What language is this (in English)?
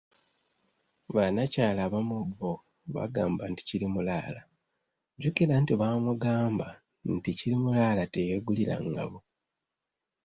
Ganda